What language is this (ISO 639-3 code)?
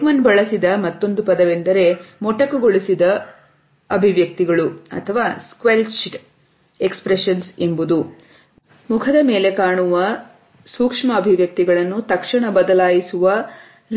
kan